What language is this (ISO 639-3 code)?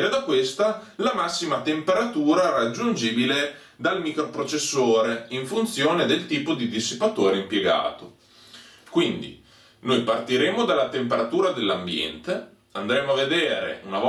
ita